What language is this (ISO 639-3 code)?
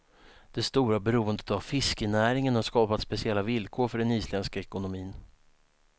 swe